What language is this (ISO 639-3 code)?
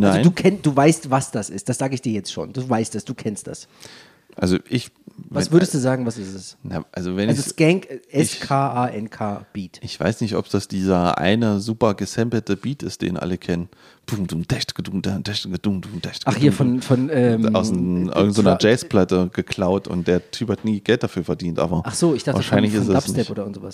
deu